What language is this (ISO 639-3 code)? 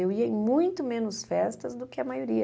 por